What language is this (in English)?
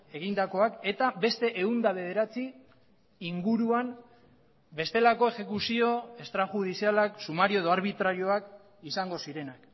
Basque